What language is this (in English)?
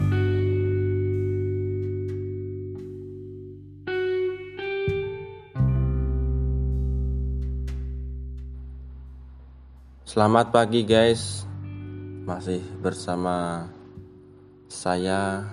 Indonesian